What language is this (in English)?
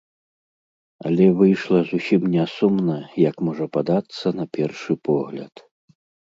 Belarusian